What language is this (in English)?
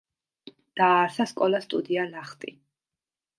Georgian